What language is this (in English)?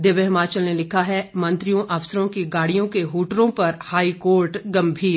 Hindi